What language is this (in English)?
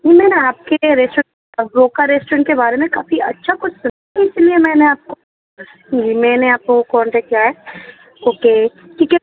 Urdu